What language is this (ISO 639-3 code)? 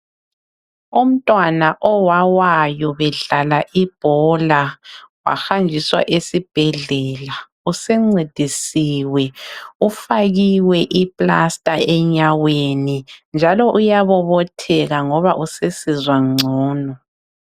nde